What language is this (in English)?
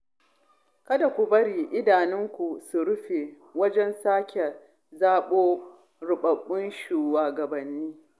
Hausa